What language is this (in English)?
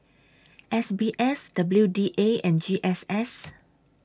English